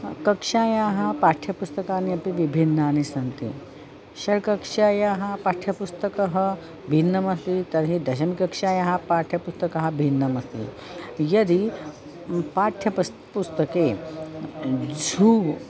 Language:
Sanskrit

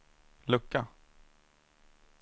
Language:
Swedish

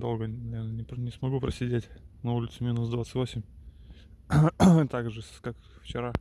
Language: Russian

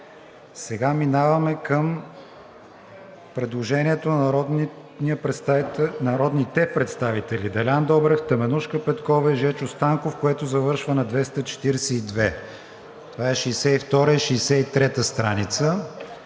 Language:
Bulgarian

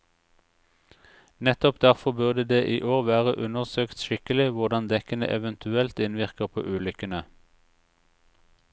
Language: Norwegian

